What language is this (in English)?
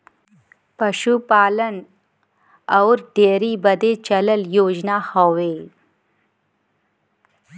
Bhojpuri